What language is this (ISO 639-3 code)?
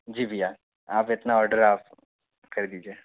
hin